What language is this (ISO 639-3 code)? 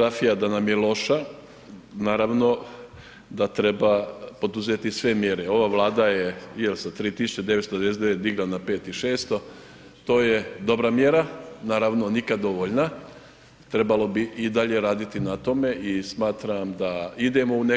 hrv